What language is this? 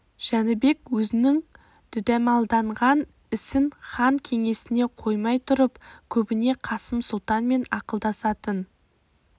Kazakh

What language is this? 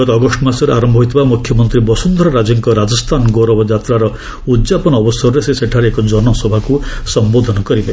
Odia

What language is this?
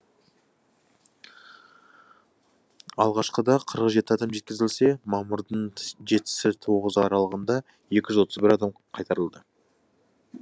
Kazakh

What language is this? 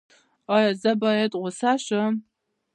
Pashto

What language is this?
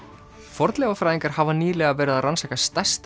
Icelandic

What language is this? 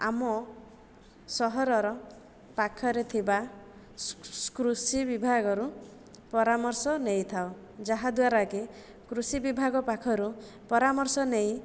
Odia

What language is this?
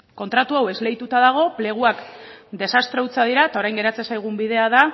Basque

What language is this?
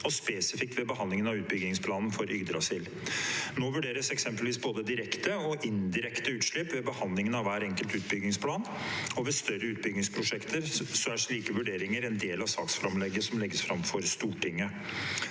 Norwegian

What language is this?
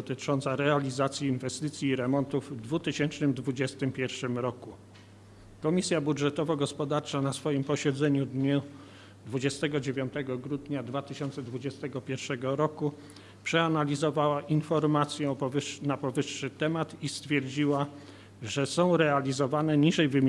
Polish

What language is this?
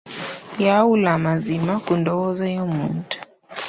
Ganda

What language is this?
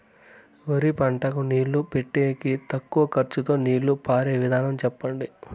Telugu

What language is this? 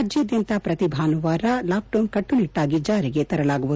Kannada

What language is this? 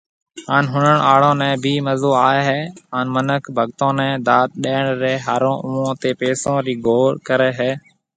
Marwari (Pakistan)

